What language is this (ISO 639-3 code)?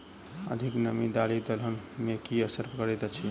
mai